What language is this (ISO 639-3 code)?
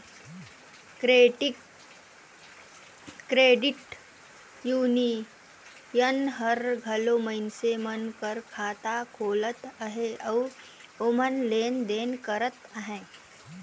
hne